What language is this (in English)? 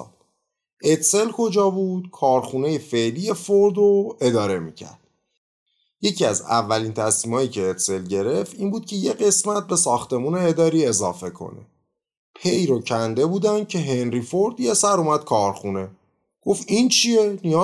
Persian